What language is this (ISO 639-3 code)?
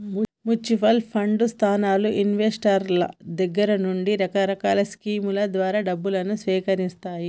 tel